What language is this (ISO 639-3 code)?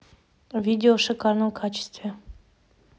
rus